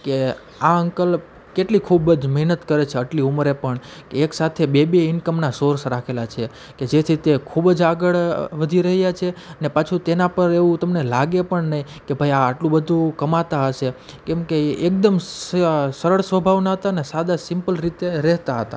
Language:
Gujarati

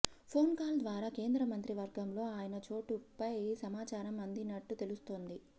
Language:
Telugu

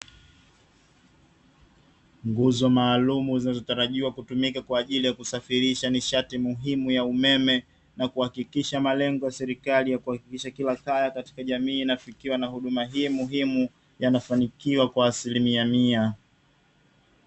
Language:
Swahili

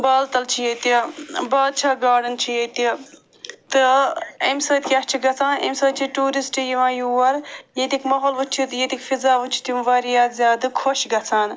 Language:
Kashmiri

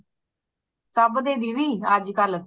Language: Punjabi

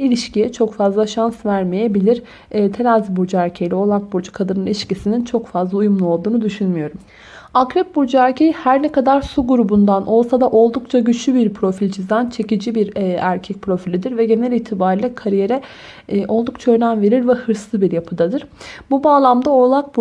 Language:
Turkish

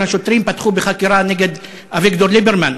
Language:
Hebrew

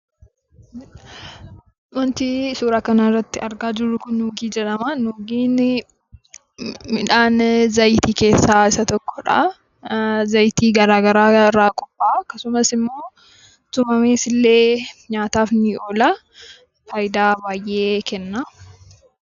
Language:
Oromo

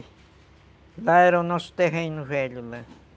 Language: Portuguese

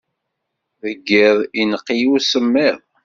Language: Kabyle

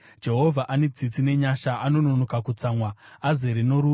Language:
Shona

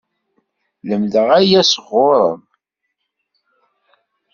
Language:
Kabyle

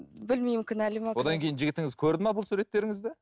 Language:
Kazakh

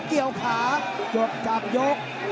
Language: Thai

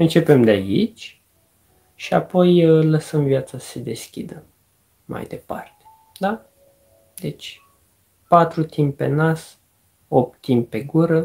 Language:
Romanian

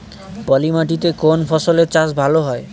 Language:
Bangla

